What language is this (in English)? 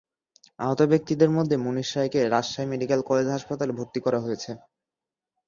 Bangla